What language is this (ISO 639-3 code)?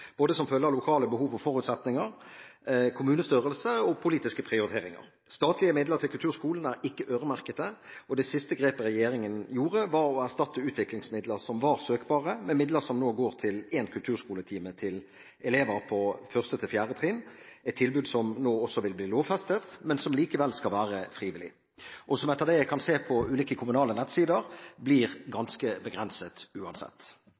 nob